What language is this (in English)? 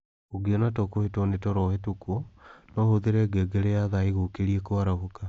Kikuyu